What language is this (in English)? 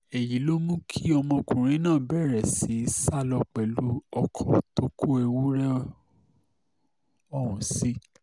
Yoruba